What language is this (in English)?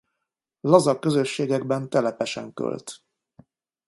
Hungarian